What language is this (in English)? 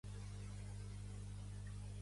Catalan